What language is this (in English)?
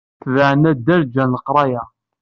Kabyle